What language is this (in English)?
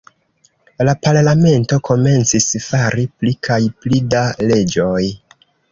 Esperanto